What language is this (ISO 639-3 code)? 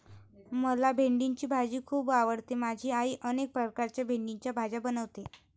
mar